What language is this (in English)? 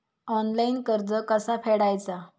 Marathi